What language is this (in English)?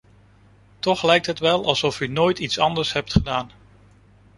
Dutch